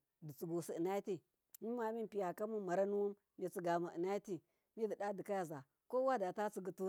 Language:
Miya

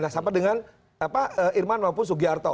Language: Indonesian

